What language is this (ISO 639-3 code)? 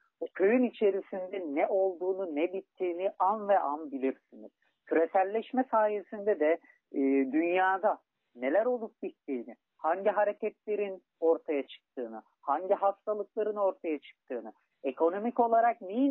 tur